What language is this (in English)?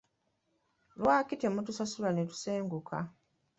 Ganda